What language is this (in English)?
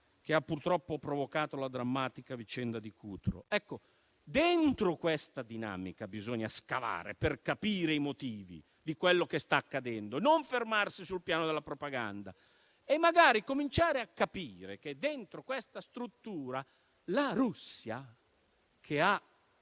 Italian